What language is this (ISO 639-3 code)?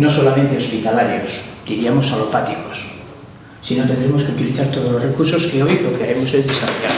spa